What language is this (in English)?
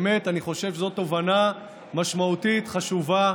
Hebrew